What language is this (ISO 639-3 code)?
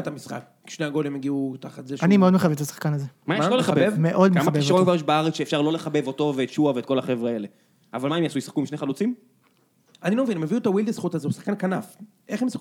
heb